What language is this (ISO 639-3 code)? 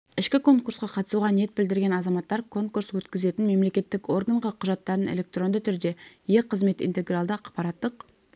kaz